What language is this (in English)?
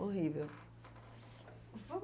Portuguese